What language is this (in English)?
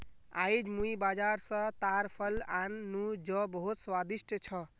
Magahi